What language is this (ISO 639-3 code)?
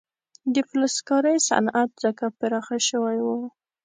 pus